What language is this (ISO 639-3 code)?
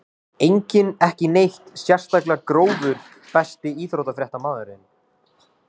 isl